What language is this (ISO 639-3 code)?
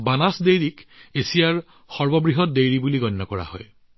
asm